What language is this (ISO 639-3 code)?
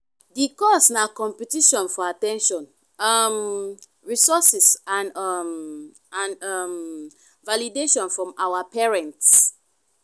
pcm